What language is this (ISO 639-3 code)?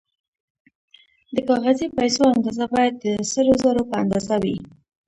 pus